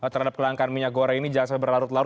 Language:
Indonesian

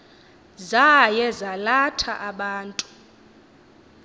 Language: Xhosa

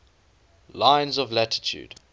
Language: English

